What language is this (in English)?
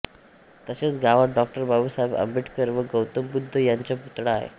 Marathi